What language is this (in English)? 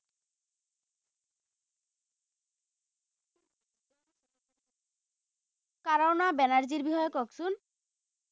Assamese